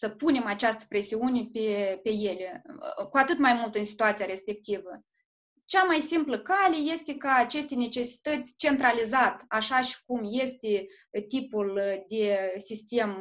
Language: Romanian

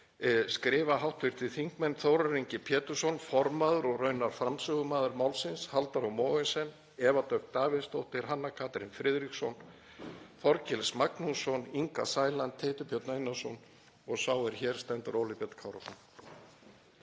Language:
Icelandic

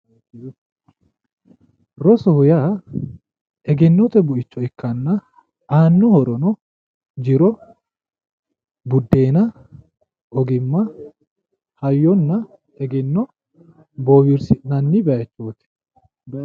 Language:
Sidamo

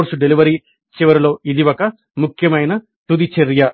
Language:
Telugu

